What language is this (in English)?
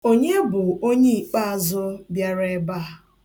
Igbo